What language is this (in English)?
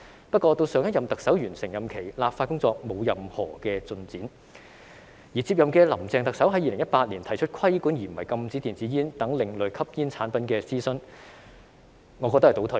Cantonese